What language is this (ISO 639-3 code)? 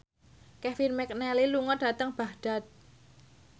jav